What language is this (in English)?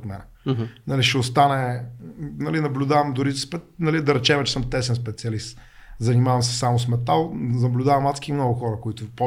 Bulgarian